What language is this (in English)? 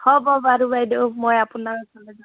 Assamese